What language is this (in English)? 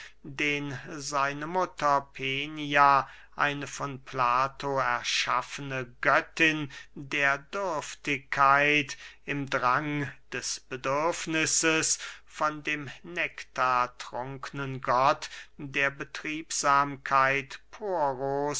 German